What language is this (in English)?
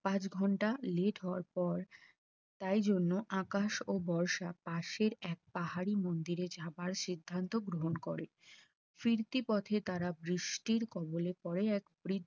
Bangla